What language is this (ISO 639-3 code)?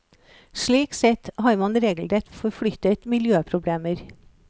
nor